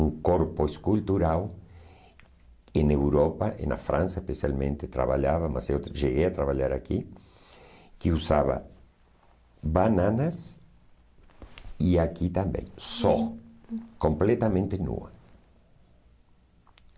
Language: Portuguese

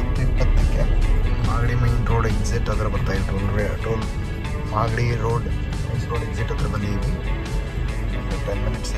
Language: Kannada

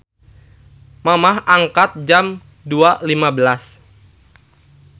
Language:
Sundanese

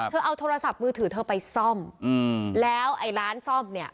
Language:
Thai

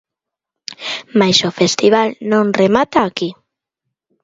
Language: Galician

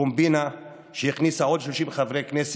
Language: Hebrew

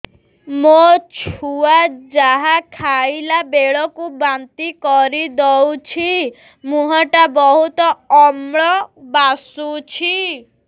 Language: Odia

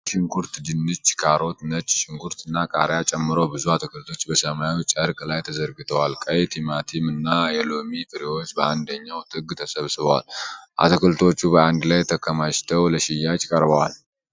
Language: Amharic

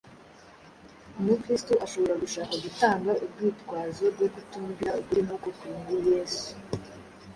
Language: Kinyarwanda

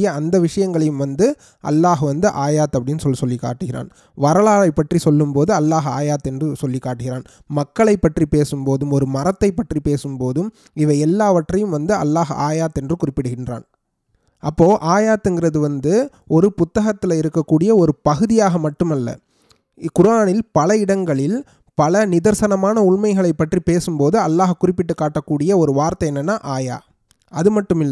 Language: Tamil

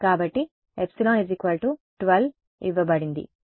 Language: Telugu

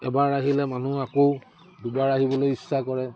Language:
Assamese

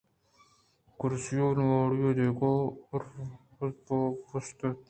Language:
Eastern Balochi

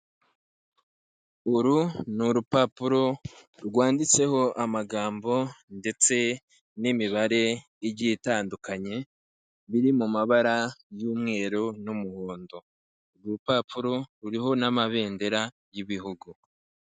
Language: Kinyarwanda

